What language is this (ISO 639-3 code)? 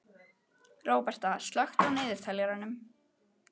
isl